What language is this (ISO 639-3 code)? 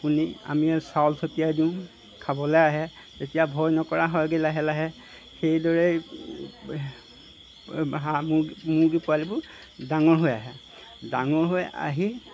asm